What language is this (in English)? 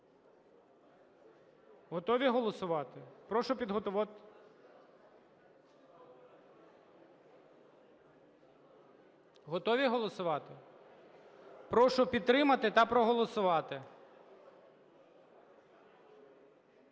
Ukrainian